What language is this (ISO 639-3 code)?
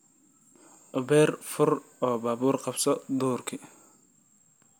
som